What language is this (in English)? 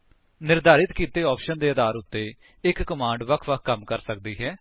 Punjabi